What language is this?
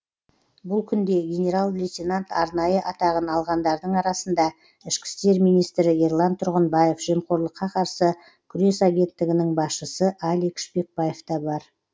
Kazakh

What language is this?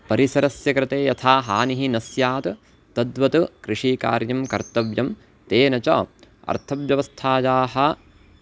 Sanskrit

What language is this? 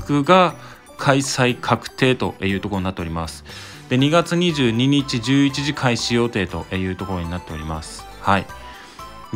Japanese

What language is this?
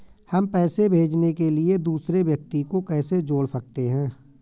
Hindi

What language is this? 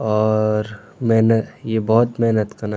Garhwali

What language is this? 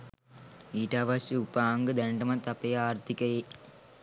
Sinhala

